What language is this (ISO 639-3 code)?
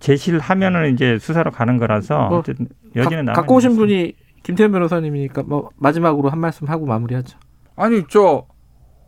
kor